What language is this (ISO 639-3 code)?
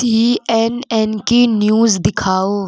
urd